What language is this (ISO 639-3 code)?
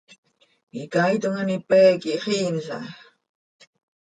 sei